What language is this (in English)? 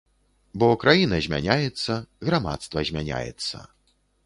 Belarusian